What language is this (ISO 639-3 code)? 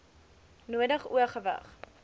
afr